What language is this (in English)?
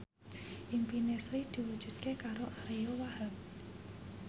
Javanese